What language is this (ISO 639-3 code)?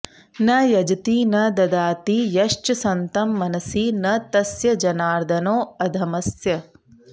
san